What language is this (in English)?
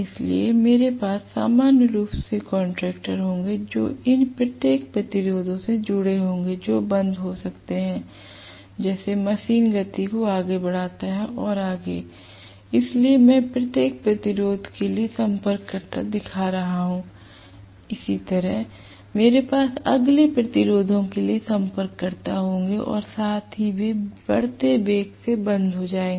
Hindi